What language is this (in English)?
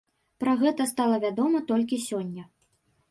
Belarusian